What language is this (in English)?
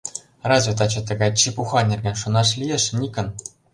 Mari